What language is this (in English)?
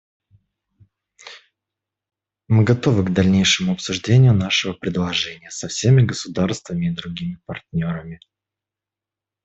Russian